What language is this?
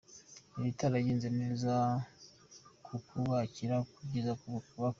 Kinyarwanda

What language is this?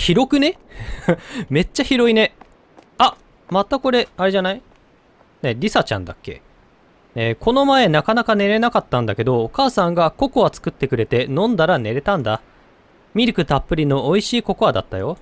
Japanese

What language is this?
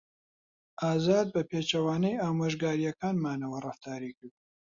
Central Kurdish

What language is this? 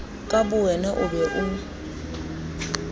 Southern Sotho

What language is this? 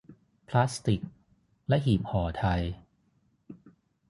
Thai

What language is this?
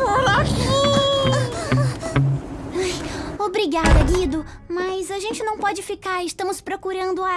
Portuguese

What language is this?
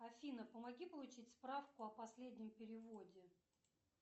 Russian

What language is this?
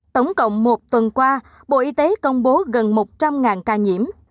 Vietnamese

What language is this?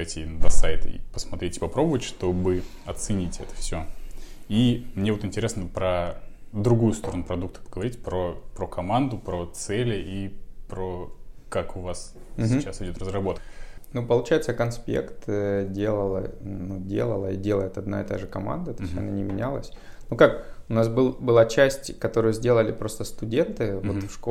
Russian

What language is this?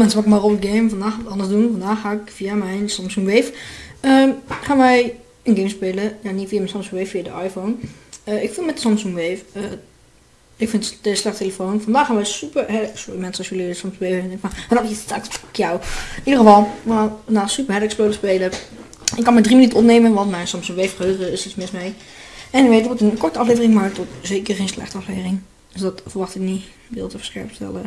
Dutch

